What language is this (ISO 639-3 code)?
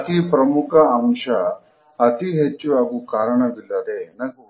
kan